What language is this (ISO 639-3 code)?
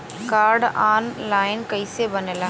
bho